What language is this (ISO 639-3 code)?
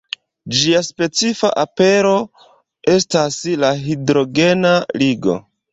epo